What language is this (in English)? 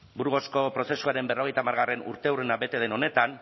Basque